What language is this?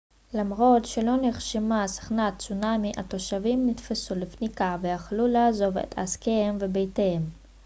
Hebrew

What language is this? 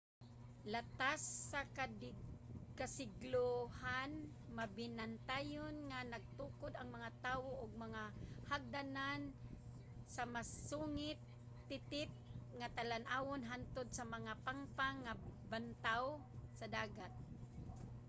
Cebuano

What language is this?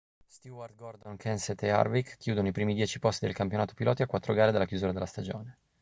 Italian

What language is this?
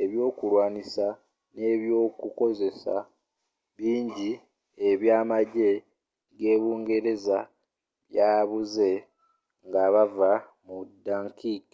Ganda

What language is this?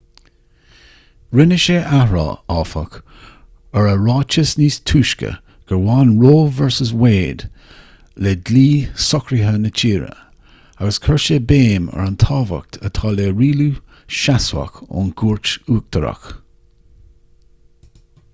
Irish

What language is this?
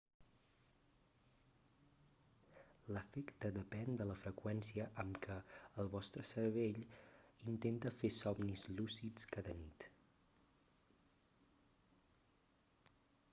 Catalan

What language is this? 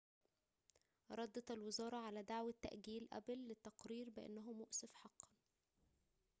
Arabic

